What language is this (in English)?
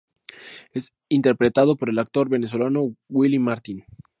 Spanish